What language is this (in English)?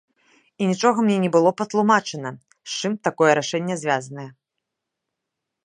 Belarusian